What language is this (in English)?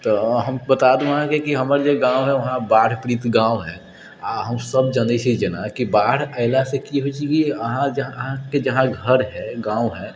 Maithili